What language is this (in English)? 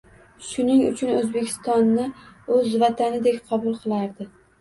Uzbek